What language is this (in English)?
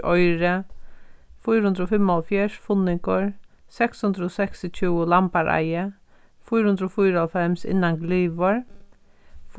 Faroese